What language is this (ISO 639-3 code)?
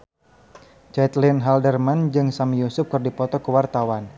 sun